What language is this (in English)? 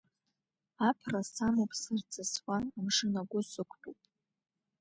Abkhazian